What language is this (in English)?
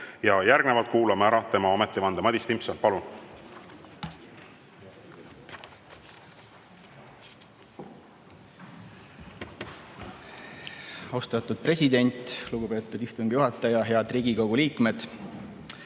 Estonian